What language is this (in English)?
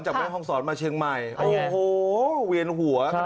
Thai